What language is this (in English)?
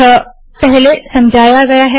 Hindi